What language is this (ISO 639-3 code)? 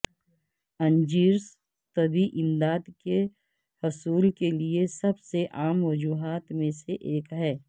urd